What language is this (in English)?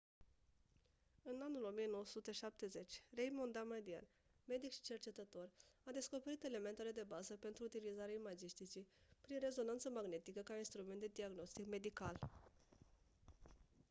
Romanian